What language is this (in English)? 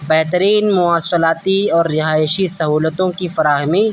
Urdu